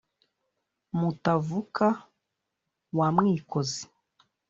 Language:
Kinyarwanda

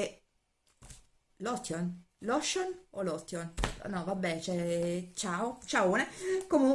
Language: Italian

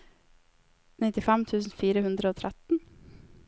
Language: Norwegian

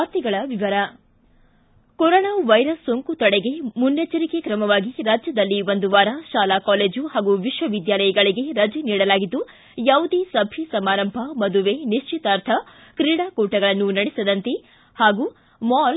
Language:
Kannada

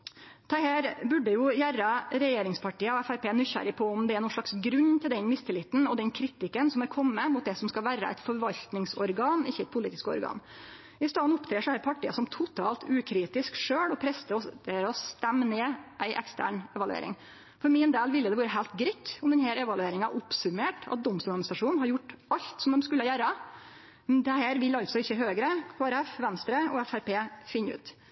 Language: Norwegian Nynorsk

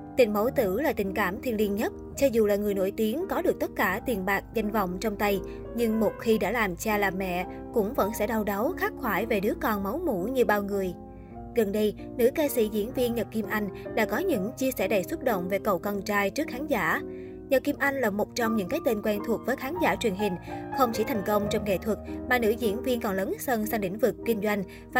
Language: Vietnamese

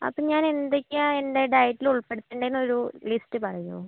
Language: Malayalam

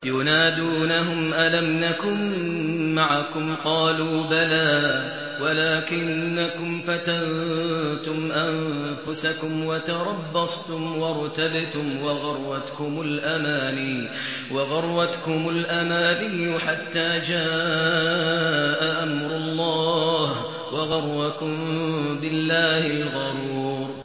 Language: Arabic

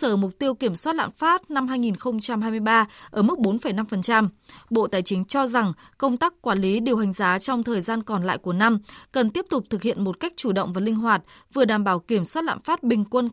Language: Vietnamese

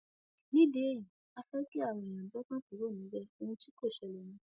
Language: Yoruba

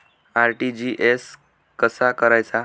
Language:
Marathi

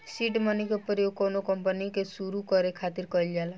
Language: Bhojpuri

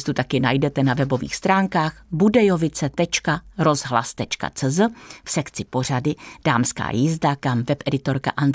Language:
Czech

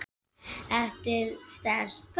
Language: Icelandic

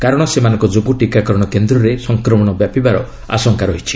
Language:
Odia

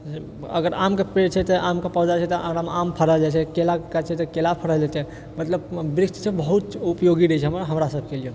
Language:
Maithili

